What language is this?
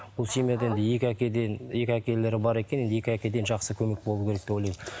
Kazakh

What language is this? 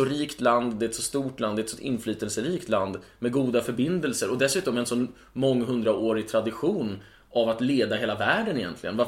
Swedish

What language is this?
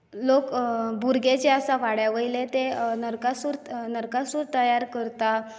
Konkani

